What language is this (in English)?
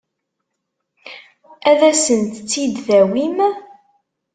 Kabyle